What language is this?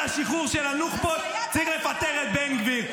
Hebrew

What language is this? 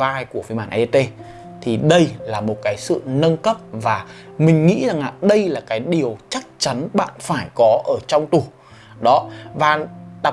Vietnamese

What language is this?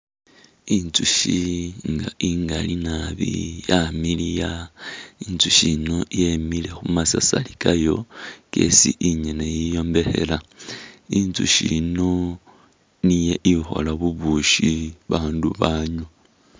Masaaba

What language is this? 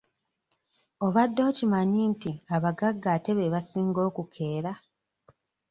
Ganda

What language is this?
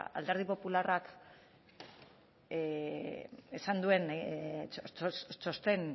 Basque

